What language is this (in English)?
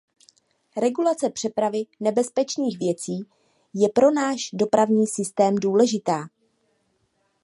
Czech